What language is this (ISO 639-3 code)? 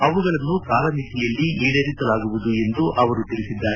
kan